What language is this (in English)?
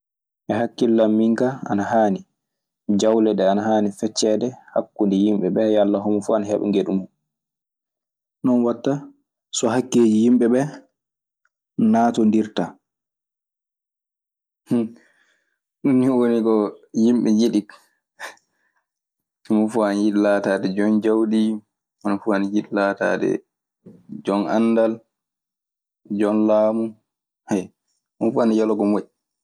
Maasina Fulfulde